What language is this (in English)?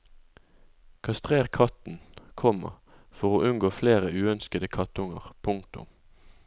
Norwegian